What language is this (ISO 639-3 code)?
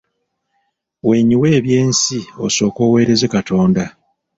lug